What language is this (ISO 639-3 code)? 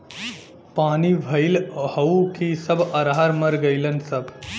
bho